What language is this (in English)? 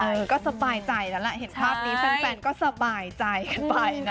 Thai